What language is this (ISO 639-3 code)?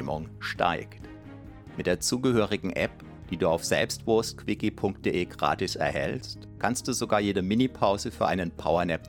deu